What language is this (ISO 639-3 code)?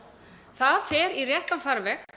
isl